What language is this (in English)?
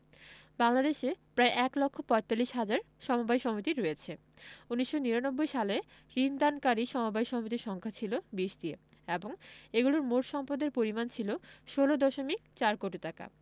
Bangla